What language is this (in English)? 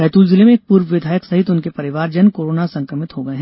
Hindi